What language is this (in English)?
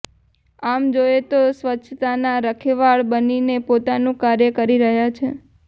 Gujarati